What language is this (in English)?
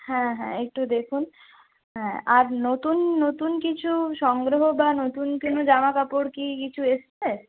Bangla